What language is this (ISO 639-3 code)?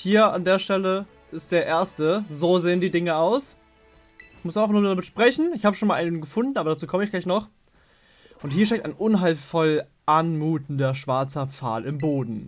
deu